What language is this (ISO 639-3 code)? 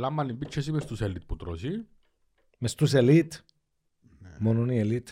ell